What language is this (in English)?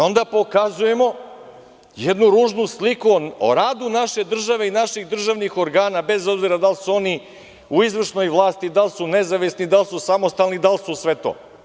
Serbian